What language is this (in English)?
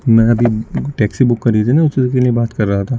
Urdu